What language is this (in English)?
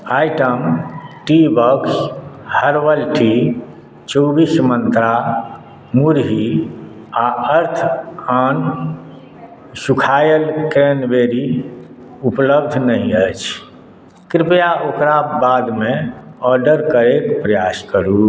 Maithili